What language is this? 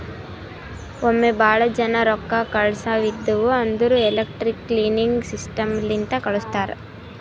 Kannada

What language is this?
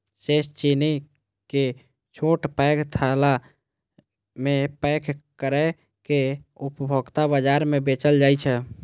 Maithili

